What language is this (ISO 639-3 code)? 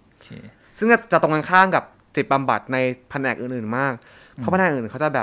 tha